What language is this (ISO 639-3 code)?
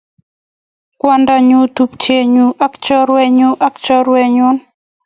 kln